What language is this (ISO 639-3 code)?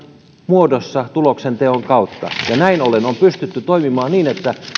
fin